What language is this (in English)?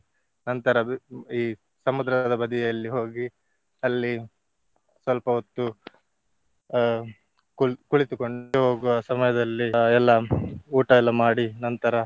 Kannada